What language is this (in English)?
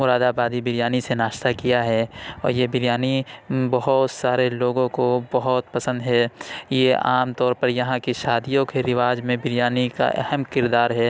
Urdu